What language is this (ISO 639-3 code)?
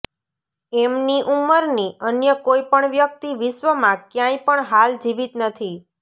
guj